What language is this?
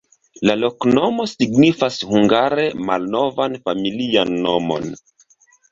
Esperanto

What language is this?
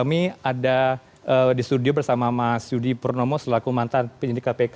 Indonesian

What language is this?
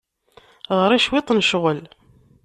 Kabyle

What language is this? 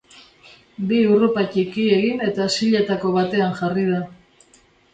Basque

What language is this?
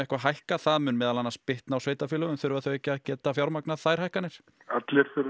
Icelandic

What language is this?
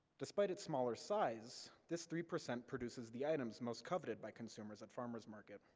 English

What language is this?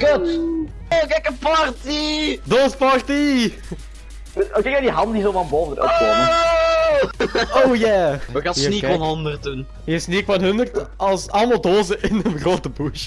Dutch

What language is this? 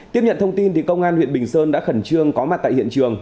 Vietnamese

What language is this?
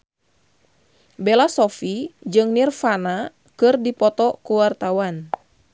Sundanese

